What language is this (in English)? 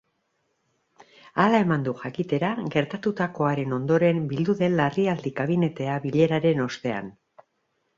Basque